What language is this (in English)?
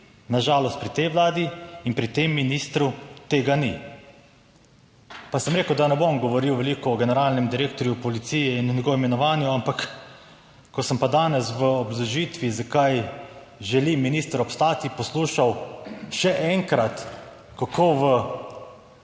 Slovenian